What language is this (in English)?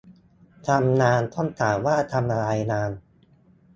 Thai